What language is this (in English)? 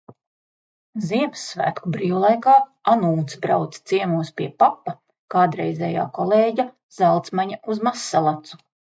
Latvian